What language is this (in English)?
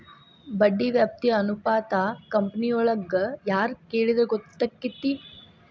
Kannada